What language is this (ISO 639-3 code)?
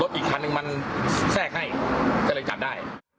tha